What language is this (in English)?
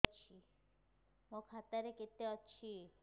Odia